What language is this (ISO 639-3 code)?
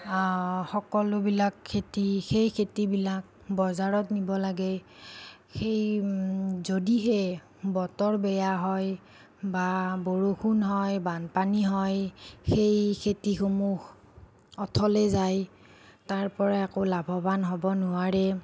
asm